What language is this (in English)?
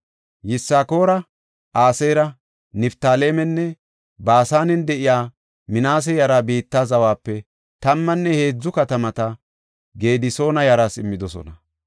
Gofa